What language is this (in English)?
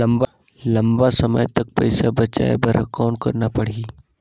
Chhattisgarhi